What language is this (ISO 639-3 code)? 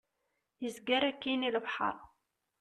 kab